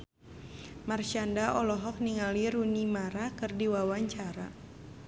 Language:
Sundanese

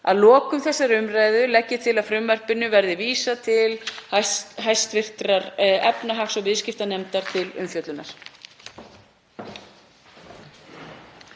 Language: Icelandic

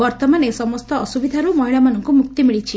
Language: Odia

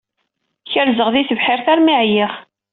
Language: Kabyle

